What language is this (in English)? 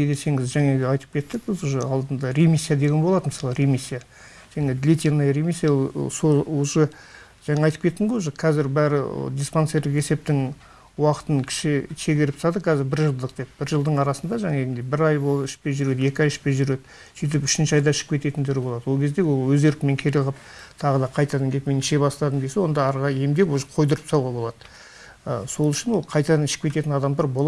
Turkish